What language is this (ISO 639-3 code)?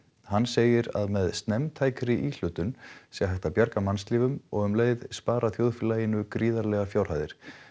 isl